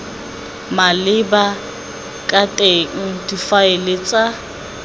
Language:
Tswana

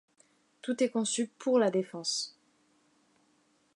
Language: French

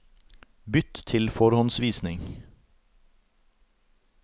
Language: Norwegian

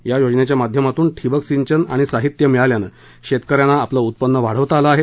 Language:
Marathi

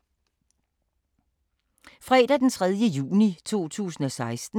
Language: Danish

